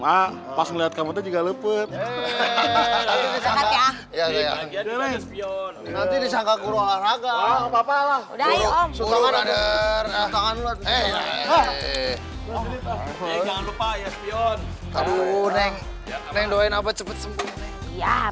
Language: Indonesian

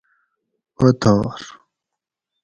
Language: Gawri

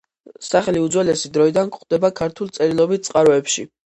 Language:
Georgian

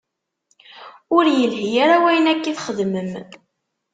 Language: Kabyle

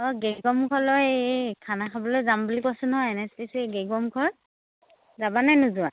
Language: Assamese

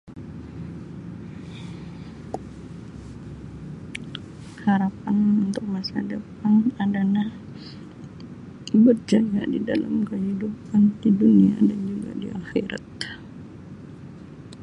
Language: Sabah Malay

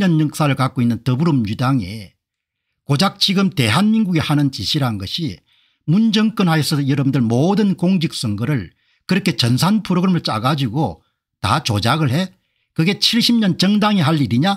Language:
Korean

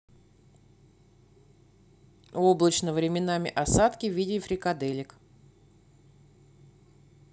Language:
Russian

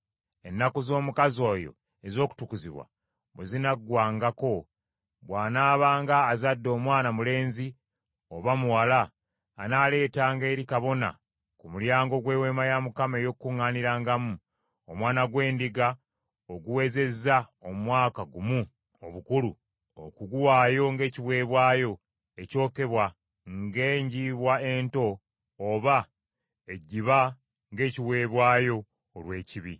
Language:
Ganda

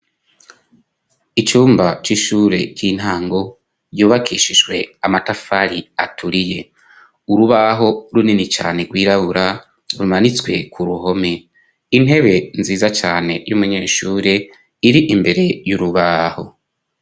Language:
Rundi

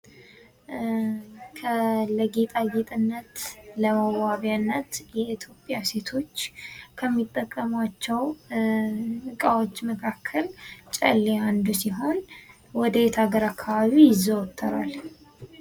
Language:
Amharic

